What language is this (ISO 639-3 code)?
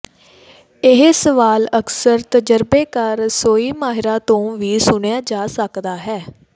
pan